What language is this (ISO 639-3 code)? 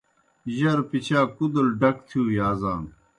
plk